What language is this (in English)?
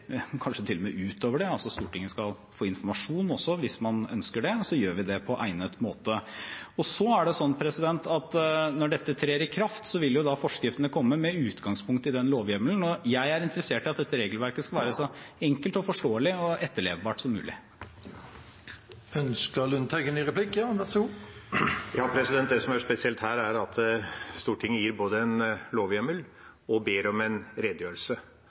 Norwegian Bokmål